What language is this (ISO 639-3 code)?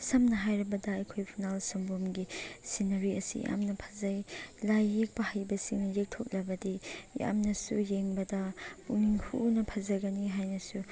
mni